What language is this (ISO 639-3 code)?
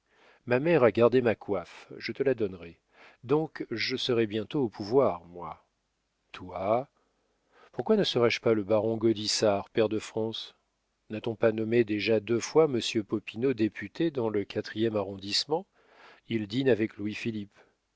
fra